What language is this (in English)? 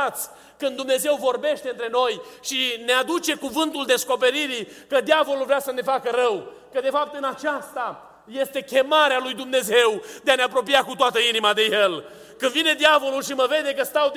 Romanian